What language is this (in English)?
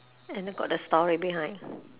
English